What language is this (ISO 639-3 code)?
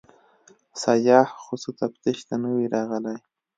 pus